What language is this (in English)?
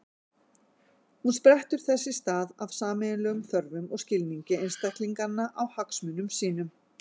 Icelandic